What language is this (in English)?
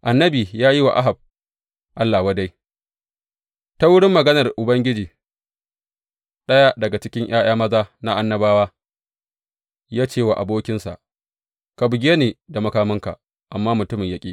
Hausa